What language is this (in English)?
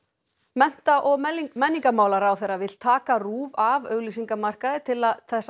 Icelandic